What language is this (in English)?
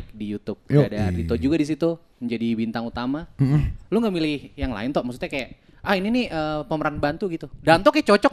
Indonesian